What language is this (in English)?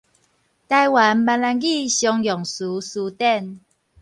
Min Nan Chinese